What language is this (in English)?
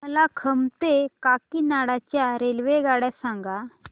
Marathi